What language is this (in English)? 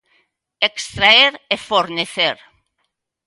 Galician